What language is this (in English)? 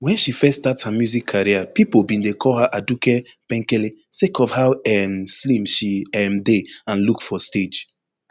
Nigerian Pidgin